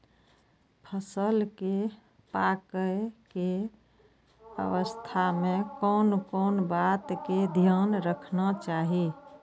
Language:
Maithili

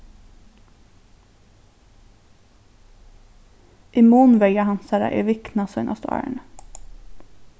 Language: Faroese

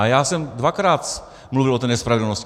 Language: Czech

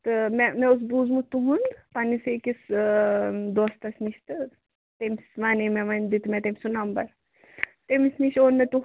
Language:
Kashmiri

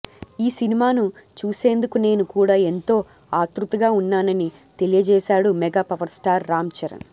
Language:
Telugu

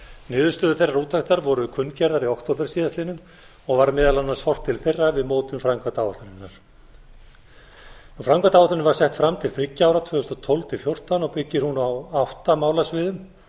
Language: Icelandic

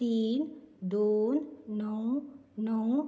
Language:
Konkani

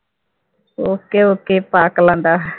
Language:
Tamil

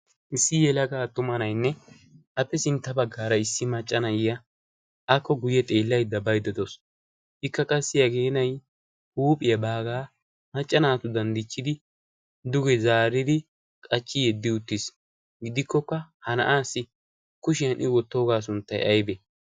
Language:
Wolaytta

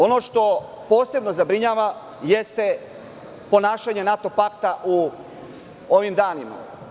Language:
Serbian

